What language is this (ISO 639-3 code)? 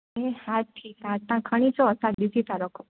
snd